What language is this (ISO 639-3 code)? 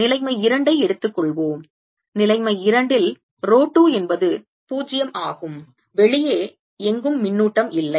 tam